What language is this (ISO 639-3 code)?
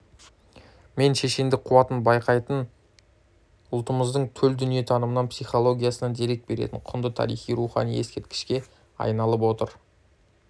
kaz